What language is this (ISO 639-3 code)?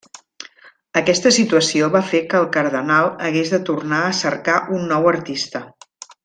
cat